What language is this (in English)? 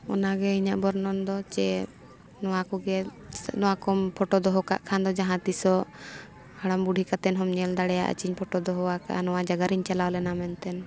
Santali